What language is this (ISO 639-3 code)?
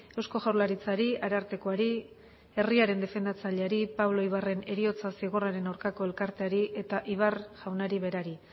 eus